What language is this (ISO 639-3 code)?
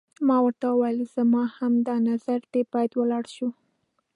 pus